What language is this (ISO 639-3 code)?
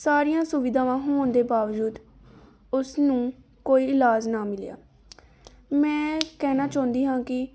pan